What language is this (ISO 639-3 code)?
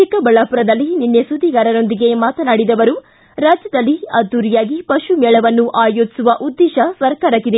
kan